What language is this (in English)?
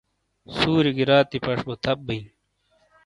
Shina